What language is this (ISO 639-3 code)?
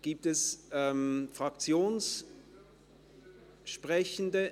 gsw